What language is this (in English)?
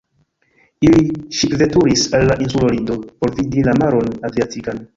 Esperanto